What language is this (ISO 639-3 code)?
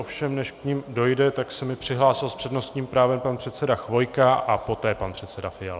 ces